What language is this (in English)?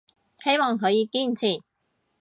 Cantonese